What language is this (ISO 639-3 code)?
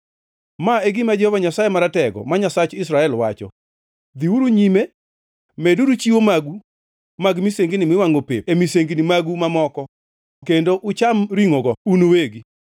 luo